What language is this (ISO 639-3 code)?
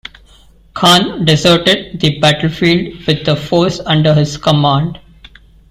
eng